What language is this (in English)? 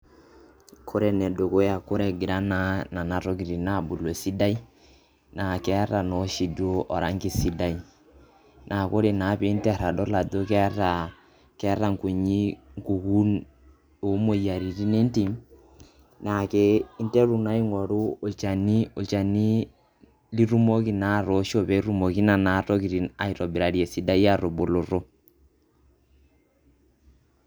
Masai